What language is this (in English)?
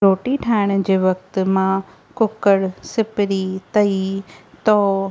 Sindhi